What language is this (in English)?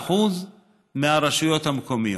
Hebrew